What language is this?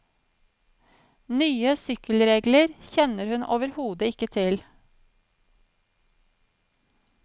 Norwegian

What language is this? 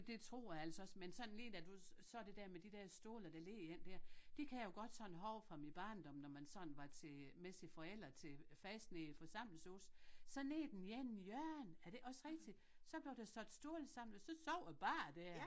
Danish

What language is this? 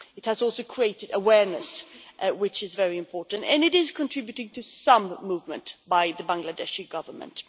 English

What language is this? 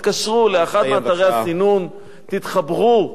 Hebrew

